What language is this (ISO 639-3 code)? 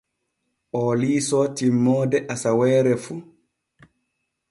fue